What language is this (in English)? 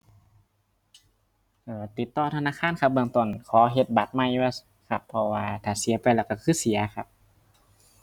Thai